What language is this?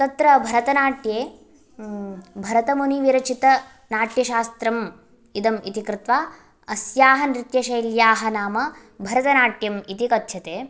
Sanskrit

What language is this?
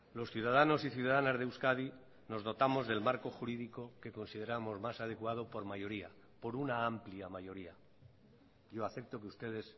Spanish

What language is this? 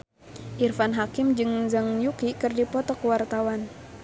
Sundanese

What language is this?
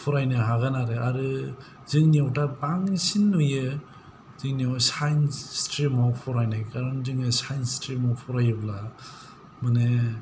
Bodo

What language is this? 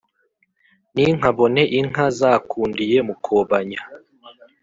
Kinyarwanda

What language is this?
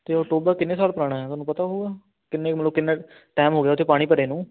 Punjabi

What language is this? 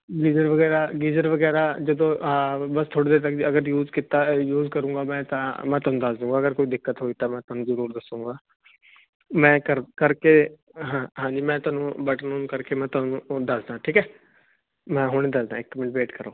Punjabi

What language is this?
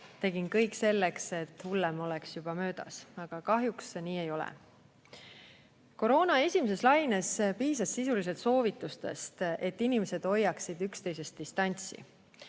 Estonian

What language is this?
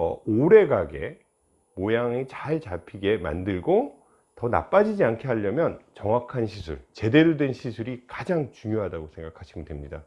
Korean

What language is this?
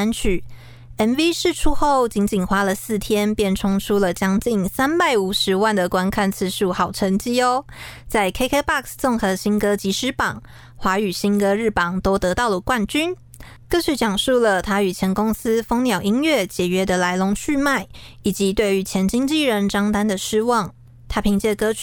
Chinese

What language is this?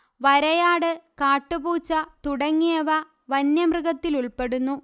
Malayalam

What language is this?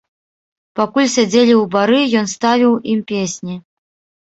Belarusian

